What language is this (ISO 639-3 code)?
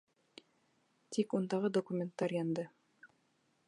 bak